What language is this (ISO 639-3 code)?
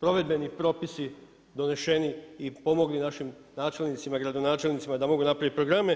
hrv